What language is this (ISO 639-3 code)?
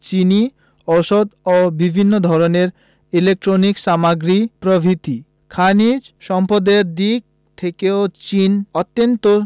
ben